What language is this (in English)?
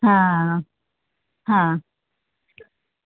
Gujarati